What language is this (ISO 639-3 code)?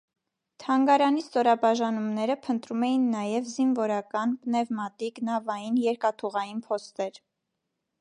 hye